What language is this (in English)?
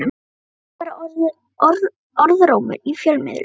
Icelandic